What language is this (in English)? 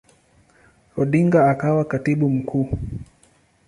Swahili